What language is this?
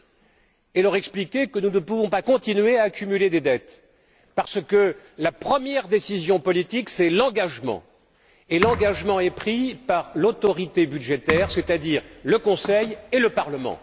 French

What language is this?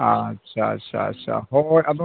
Santali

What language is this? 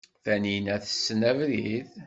Kabyle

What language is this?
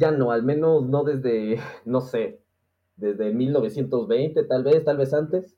Spanish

